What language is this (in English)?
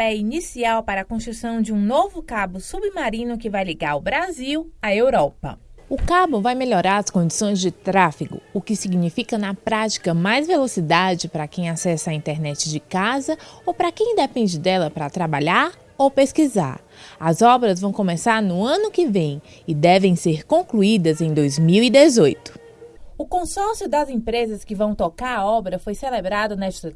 Portuguese